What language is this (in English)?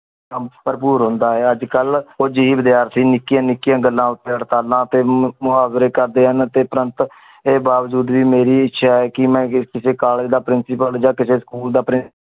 Punjabi